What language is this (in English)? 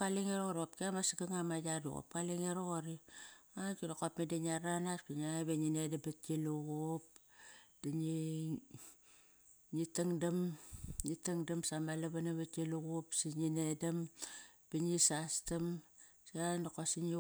Kairak